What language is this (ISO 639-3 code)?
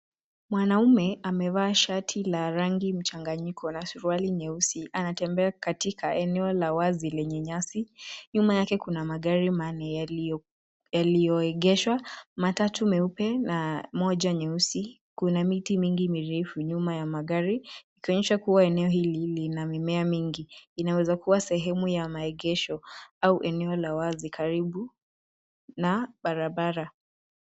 swa